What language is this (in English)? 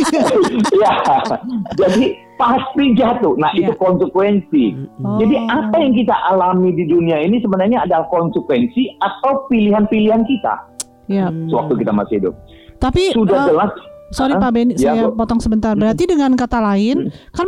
Indonesian